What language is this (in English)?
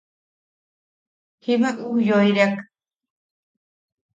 Yaqui